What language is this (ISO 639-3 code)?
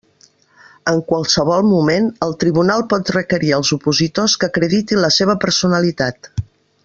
cat